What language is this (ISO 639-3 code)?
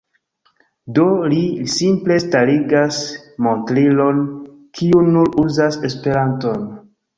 epo